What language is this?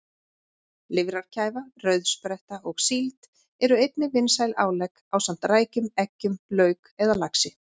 Icelandic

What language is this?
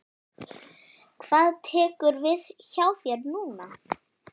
Icelandic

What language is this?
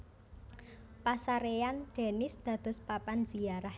Javanese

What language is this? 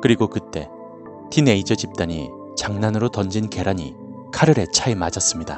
Korean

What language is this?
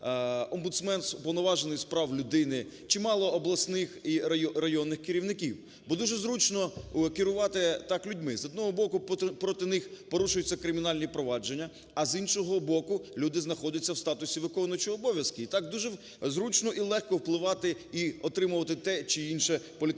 Ukrainian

